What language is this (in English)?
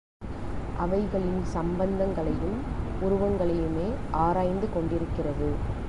Tamil